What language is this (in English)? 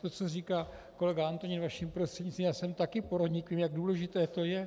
Czech